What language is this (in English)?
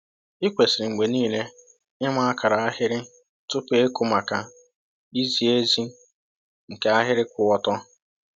Igbo